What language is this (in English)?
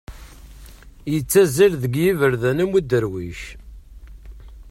Kabyle